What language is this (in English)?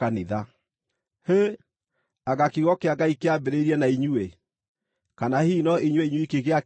Kikuyu